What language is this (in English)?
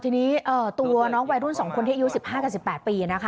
Thai